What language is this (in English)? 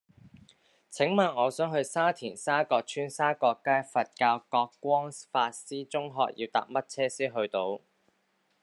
Cantonese